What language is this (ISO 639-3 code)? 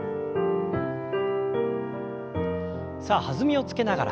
jpn